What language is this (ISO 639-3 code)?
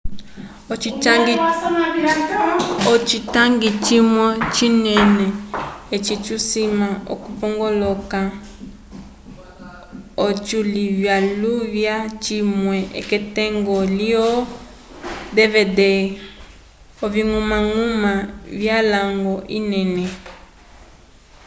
umb